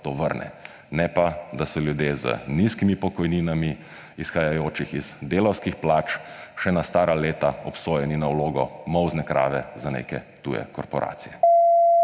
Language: Slovenian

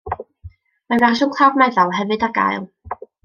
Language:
Welsh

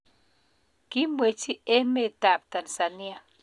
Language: Kalenjin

